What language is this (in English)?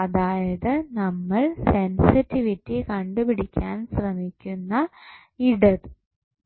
Malayalam